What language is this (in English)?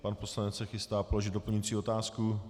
Czech